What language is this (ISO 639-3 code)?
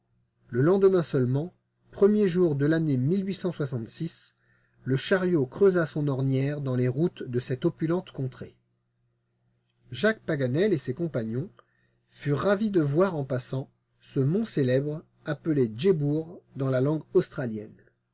fra